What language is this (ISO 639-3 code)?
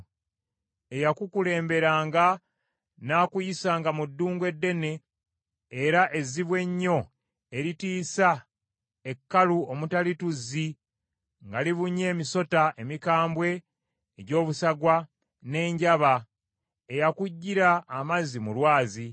lug